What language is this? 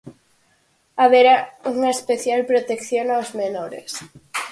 Galician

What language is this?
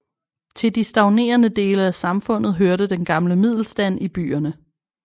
Danish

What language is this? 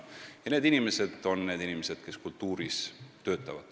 Estonian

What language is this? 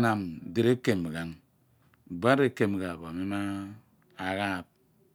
Abua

